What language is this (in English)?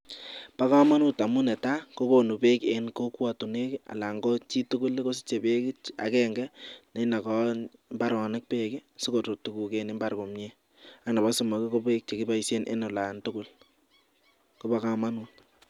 Kalenjin